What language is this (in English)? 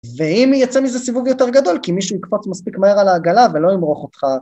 Hebrew